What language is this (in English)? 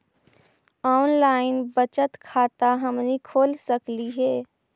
Magahi